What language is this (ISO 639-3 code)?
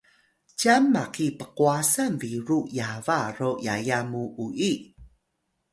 tay